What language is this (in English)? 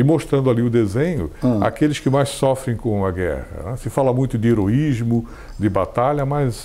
Portuguese